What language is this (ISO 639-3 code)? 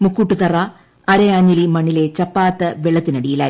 mal